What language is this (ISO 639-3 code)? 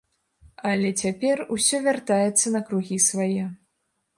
bel